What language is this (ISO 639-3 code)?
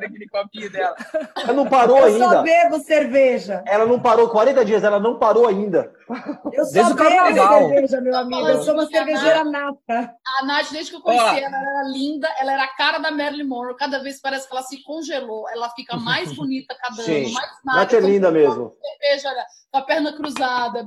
por